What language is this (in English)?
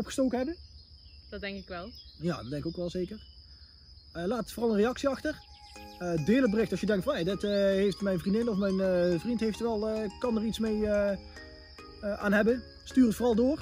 Dutch